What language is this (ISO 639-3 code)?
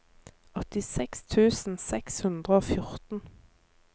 nor